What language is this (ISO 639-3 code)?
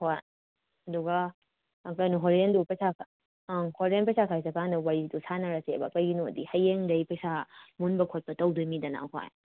mni